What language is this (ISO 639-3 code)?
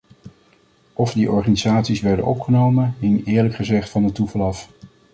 nld